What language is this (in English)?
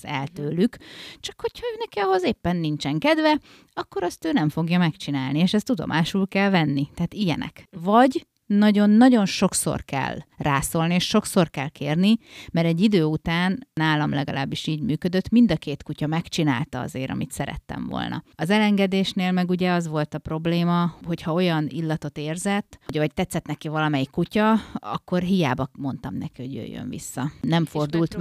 Hungarian